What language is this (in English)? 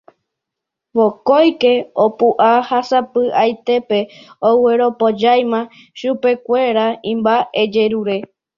Guarani